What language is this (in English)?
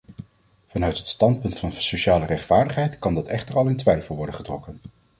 Dutch